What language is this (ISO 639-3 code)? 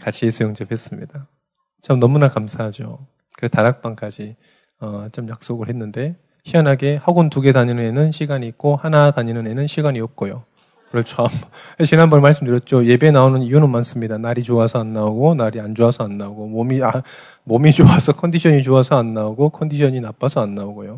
kor